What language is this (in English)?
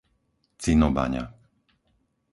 Slovak